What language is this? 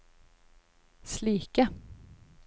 Norwegian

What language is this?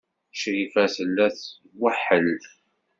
Kabyle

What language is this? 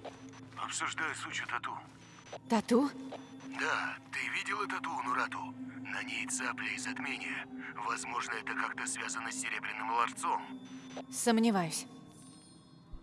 Russian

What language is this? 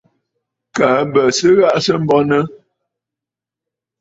Bafut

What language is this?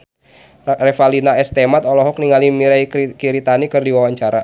Sundanese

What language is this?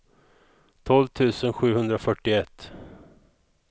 Swedish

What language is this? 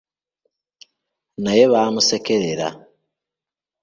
Ganda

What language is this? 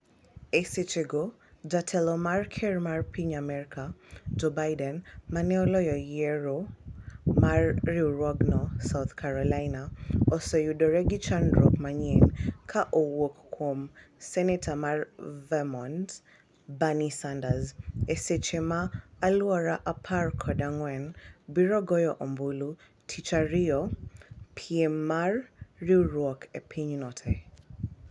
Luo (Kenya and Tanzania)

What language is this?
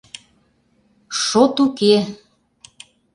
Mari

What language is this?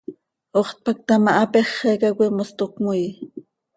Seri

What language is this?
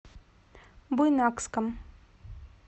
Russian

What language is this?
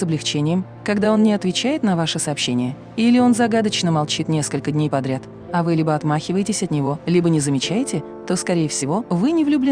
Russian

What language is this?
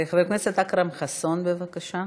Hebrew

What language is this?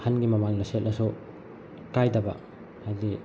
Manipuri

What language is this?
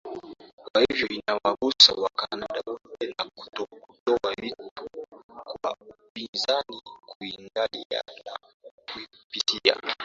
Swahili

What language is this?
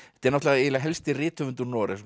Icelandic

